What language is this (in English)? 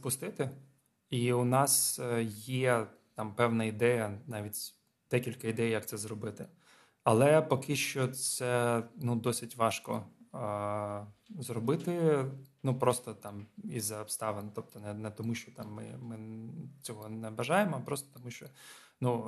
Ukrainian